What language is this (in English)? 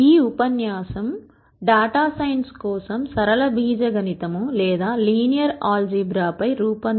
Telugu